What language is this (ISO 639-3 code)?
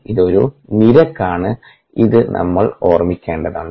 mal